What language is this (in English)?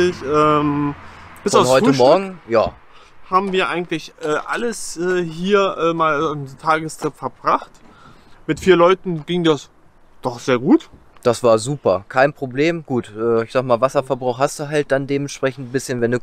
German